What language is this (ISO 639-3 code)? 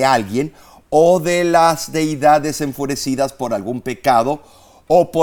spa